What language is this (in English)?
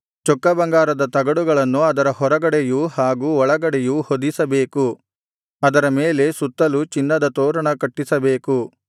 Kannada